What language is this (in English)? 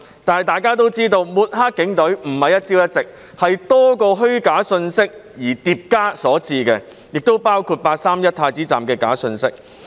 Cantonese